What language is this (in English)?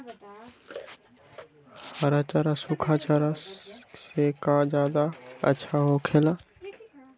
Magahi